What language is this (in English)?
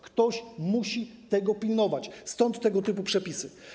Polish